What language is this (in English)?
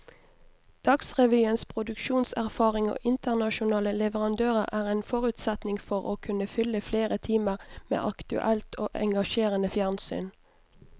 Norwegian